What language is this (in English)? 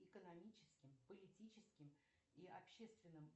Russian